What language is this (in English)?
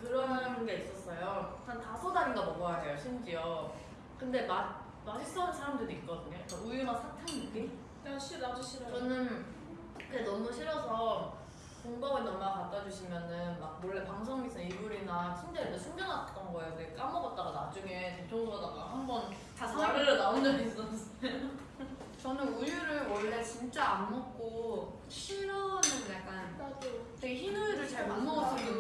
Korean